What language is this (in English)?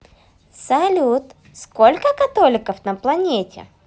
Russian